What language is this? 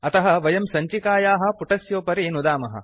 Sanskrit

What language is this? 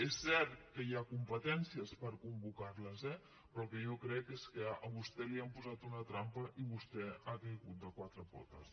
Catalan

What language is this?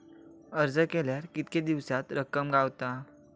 Marathi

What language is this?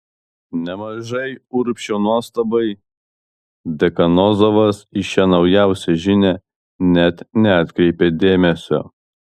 Lithuanian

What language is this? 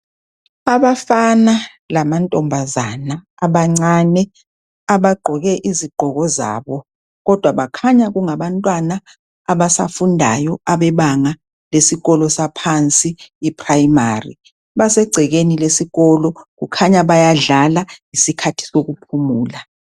North Ndebele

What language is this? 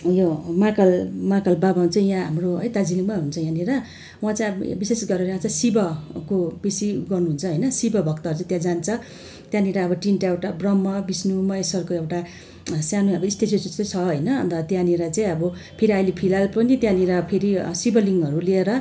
Nepali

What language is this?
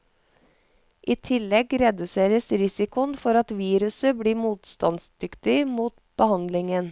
Norwegian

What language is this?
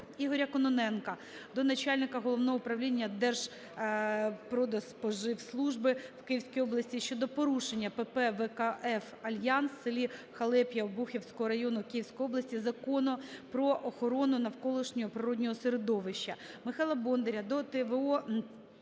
Ukrainian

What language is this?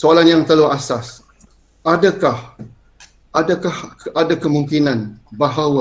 Malay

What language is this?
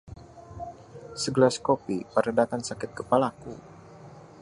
Indonesian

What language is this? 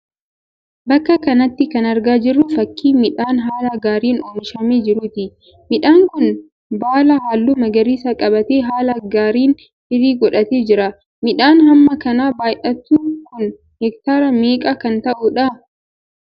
Oromo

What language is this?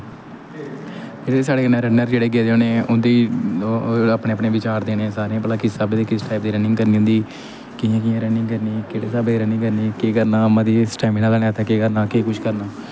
Dogri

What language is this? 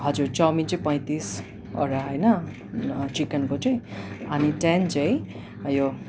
Nepali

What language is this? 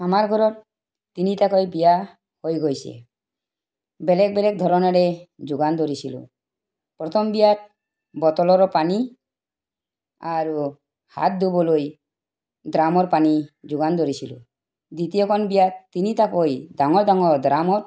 Assamese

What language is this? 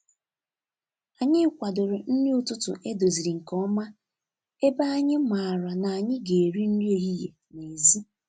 Igbo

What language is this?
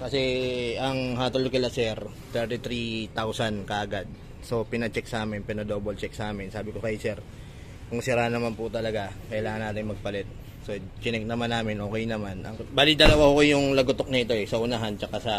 Filipino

